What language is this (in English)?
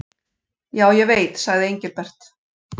Icelandic